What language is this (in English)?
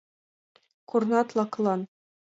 Mari